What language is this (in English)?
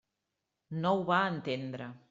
Catalan